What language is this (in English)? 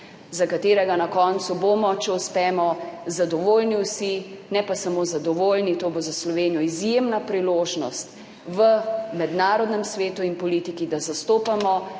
Slovenian